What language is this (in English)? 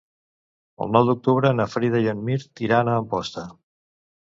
Catalan